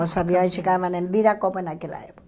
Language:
Portuguese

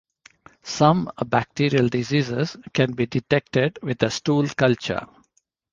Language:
English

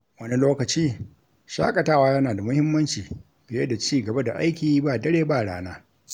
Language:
Hausa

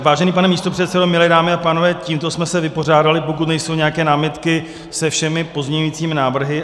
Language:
Czech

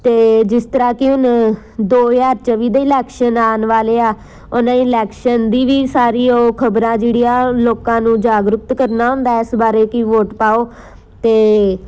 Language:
Punjabi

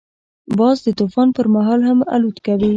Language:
Pashto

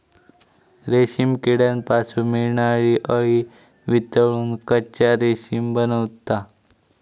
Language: Marathi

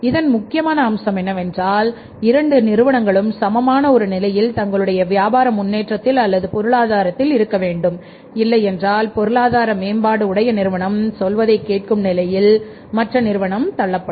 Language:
Tamil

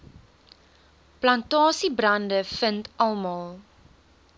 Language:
Afrikaans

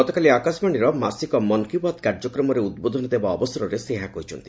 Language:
Odia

